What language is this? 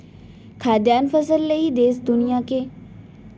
Chhattisgarhi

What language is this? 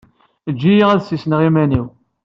Kabyle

